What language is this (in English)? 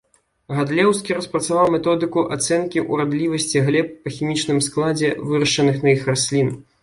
Belarusian